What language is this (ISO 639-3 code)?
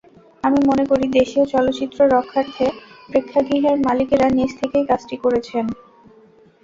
ben